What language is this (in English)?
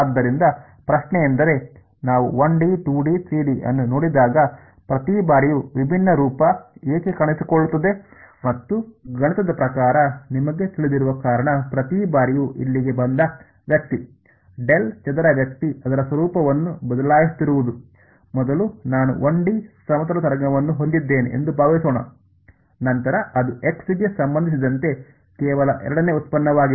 Kannada